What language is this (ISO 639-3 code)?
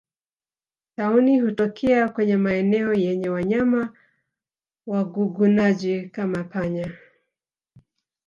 swa